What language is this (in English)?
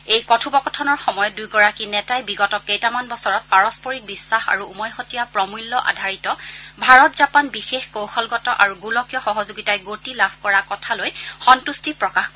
Assamese